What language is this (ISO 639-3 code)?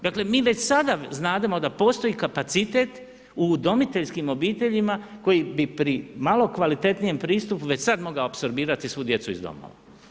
hrv